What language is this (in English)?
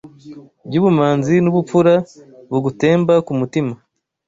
Kinyarwanda